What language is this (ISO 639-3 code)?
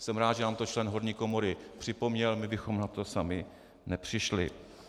ces